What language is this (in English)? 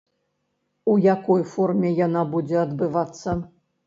Belarusian